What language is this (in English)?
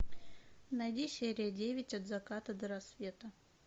Russian